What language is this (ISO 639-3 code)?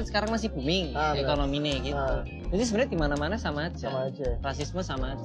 ind